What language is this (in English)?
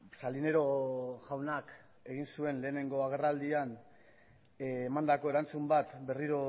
Basque